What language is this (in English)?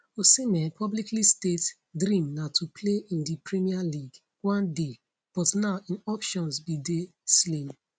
Nigerian Pidgin